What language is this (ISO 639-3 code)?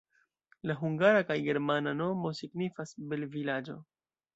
epo